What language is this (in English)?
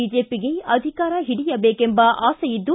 Kannada